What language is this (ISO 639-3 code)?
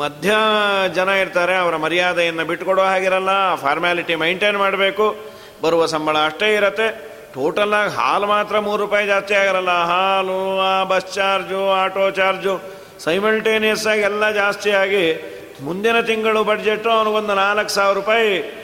kan